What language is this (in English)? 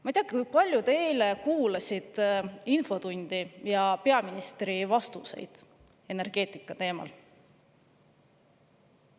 Estonian